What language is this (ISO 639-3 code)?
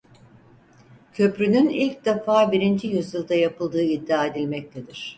tur